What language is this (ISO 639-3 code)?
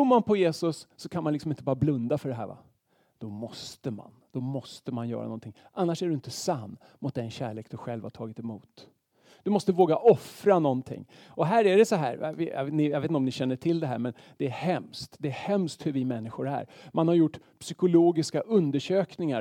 swe